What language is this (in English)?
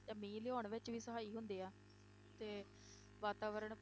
Punjabi